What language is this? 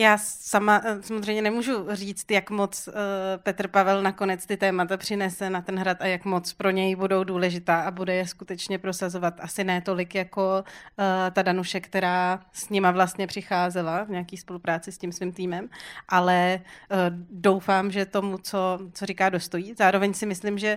Czech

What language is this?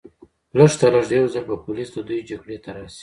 Pashto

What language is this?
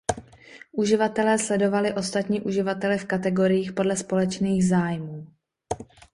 Czech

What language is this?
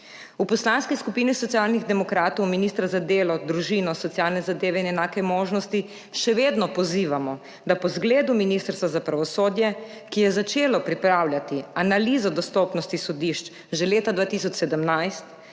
Slovenian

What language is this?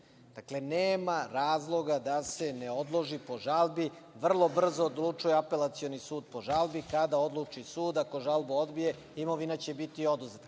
Serbian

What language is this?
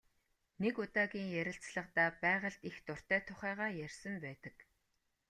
Mongolian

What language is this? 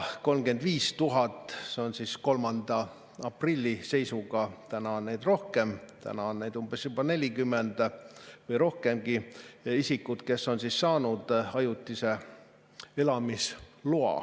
Estonian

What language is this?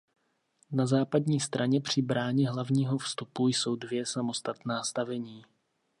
Czech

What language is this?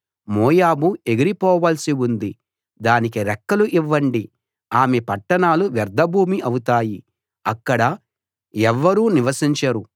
Telugu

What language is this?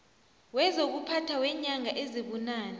South Ndebele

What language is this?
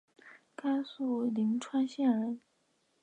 Chinese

